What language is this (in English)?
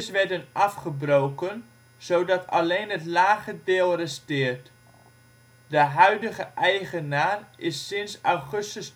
Dutch